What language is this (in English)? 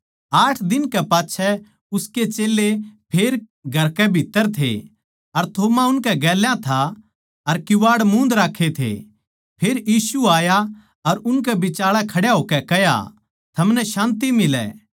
Haryanvi